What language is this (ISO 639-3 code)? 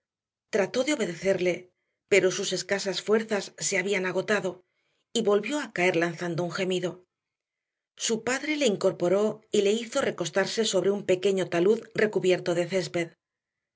spa